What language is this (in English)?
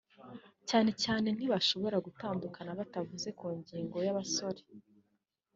Kinyarwanda